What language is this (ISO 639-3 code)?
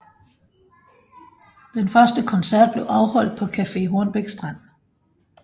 dan